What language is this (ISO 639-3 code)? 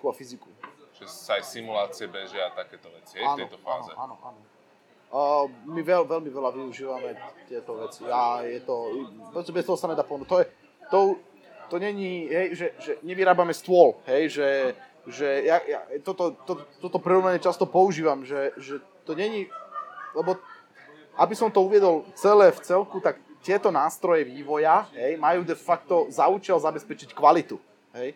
slk